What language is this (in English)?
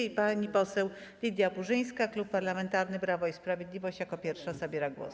Polish